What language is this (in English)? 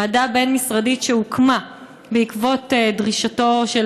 Hebrew